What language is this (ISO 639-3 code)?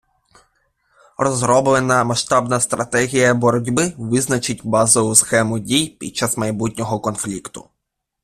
ukr